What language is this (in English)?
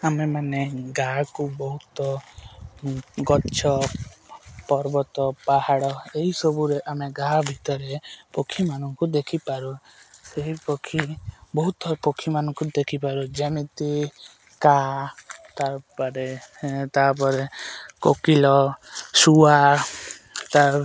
Odia